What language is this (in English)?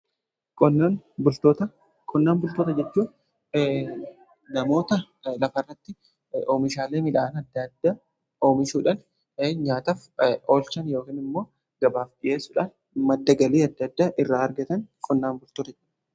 Oromo